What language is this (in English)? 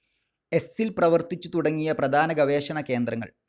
Malayalam